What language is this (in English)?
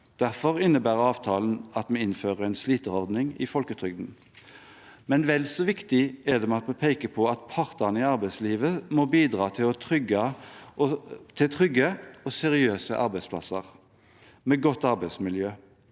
Norwegian